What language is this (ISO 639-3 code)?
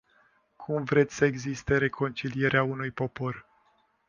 ron